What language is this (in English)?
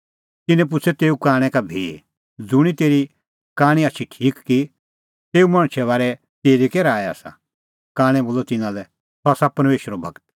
Kullu Pahari